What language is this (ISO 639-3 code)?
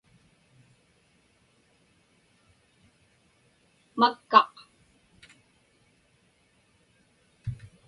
ipk